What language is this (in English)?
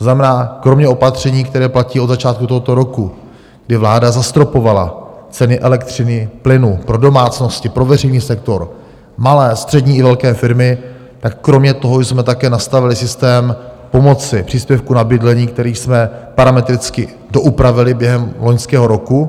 Czech